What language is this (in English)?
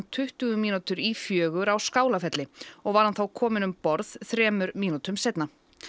Icelandic